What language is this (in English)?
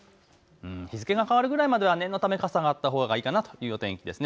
Japanese